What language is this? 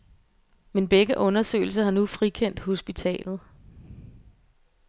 Danish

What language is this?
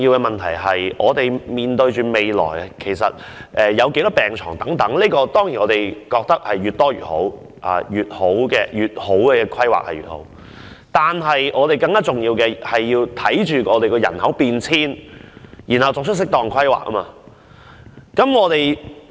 Cantonese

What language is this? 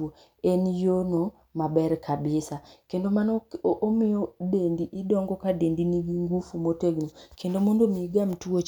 Luo (Kenya and Tanzania)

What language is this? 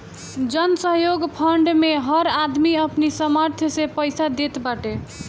Bhojpuri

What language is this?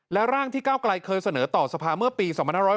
Thai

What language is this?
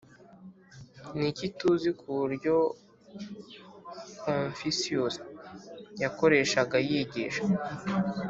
Kinyarwanda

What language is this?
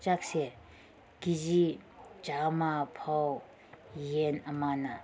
Manipuri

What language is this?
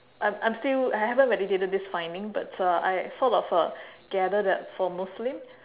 English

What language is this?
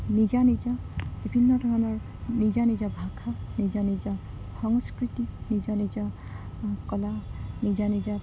Assamese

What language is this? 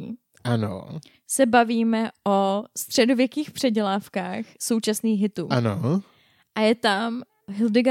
Czech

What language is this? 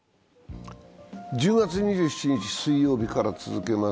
Japanese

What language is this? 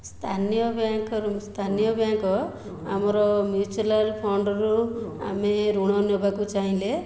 Odia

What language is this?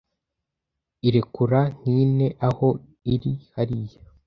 Kinyarwanda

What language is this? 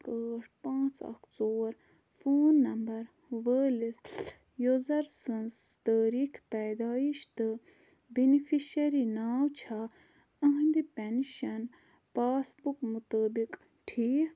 Kashmiri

